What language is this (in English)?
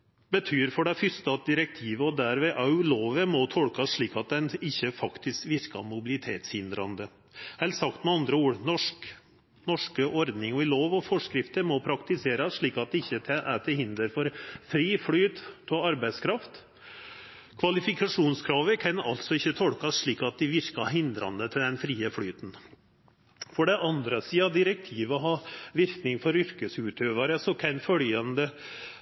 Norwegian Nynorsk